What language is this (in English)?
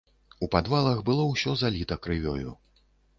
Belarusian